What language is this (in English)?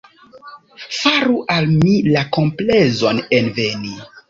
Esperanto